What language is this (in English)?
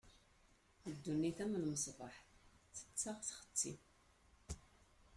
Kabyle